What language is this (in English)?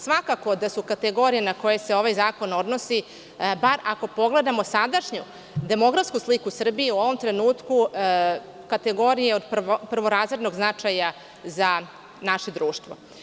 Serbian